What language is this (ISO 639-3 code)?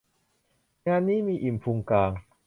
tha